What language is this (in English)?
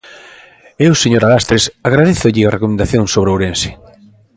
Galician